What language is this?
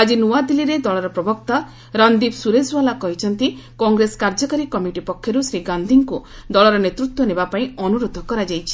Odia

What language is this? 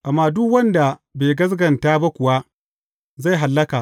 Hausa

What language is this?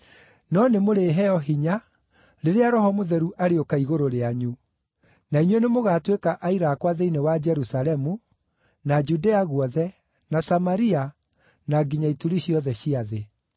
Kikuyu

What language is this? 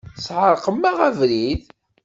Kabyle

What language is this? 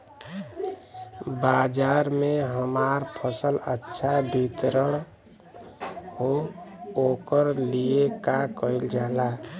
Bhojpuri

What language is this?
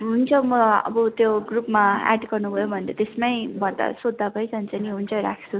Nepali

